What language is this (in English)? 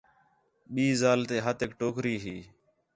Khetrani